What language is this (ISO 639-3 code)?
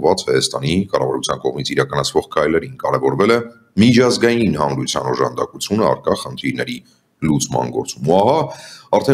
tur